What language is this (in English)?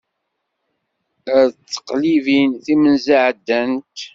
Kabyle